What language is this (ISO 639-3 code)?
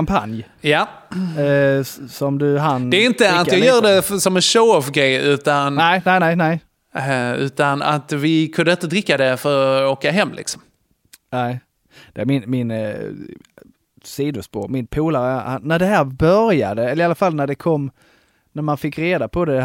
swe